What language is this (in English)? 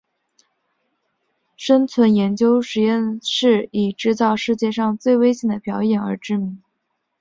Chinese